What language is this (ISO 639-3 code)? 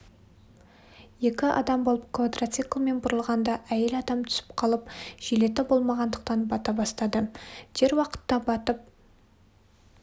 kaz